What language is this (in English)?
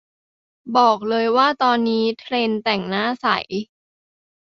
Thai